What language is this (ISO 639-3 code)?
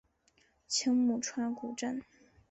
zho